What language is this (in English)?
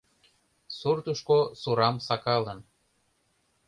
Mari